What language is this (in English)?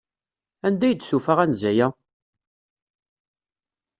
Kabyle